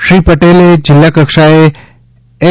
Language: Gujarati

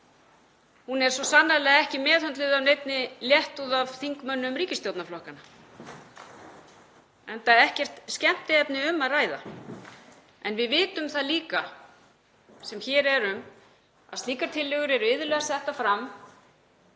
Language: Icelandic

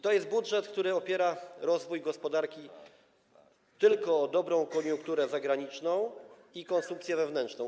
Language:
Polish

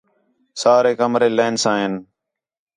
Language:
Khetrani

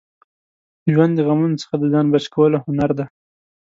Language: Pashto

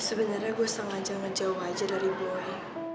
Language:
Indonesian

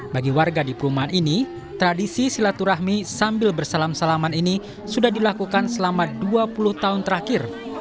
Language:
Indonesian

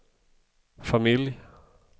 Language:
Swedish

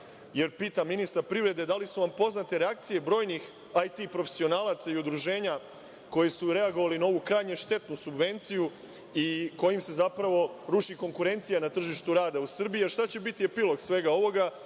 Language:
Serbian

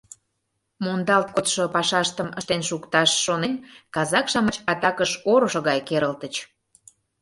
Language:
Mari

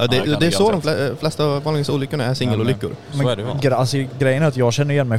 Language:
Swedish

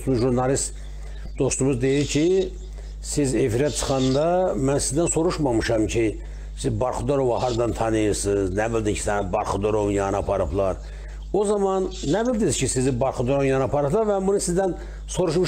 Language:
Turkish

